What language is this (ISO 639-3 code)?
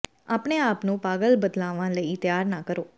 pan